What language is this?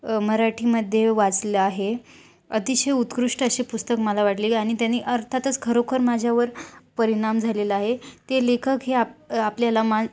Marathi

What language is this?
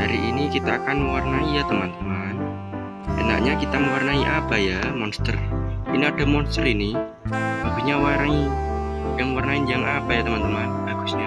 Indonesian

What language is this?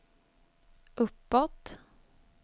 Swedish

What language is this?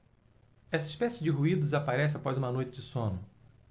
Portuguese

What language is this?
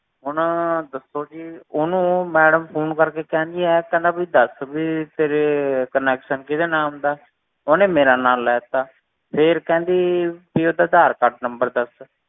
Punjabi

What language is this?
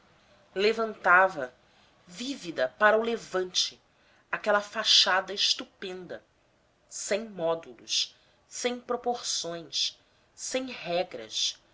Portuguese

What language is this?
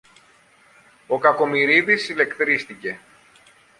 Greek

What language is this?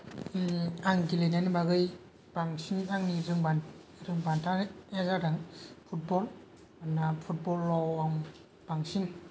Bodo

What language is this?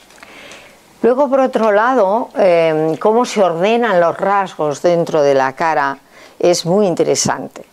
Spanish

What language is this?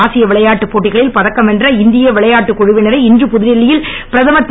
Tamil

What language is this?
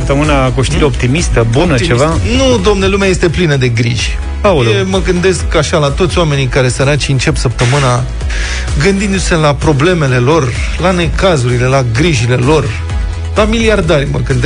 Romanian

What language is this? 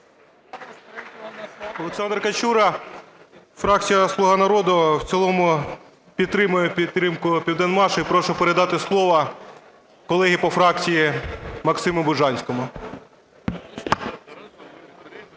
Ukrainian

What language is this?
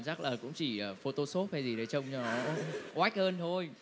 Vietnamese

